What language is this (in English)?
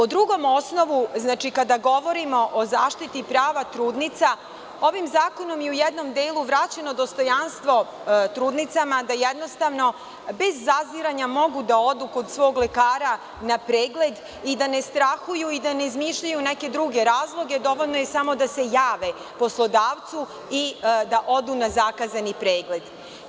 Serbian